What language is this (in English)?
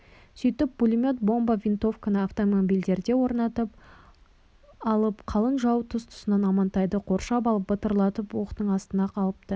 Kazakh